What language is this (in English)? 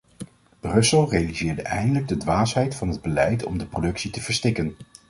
Dutch